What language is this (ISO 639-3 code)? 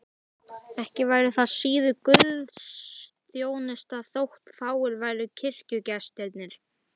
isl